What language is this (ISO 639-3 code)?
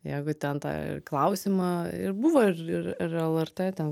lit